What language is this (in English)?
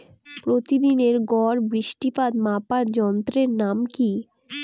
Bangla